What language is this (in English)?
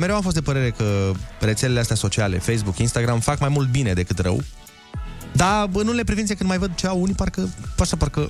Romanian